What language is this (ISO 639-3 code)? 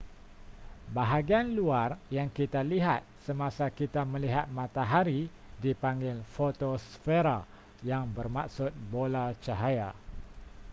msa